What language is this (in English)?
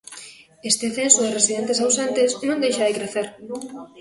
Galician